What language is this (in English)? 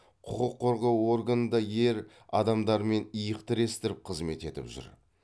Kazakh